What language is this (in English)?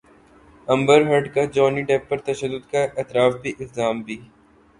Urdu